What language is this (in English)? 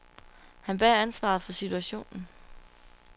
Danish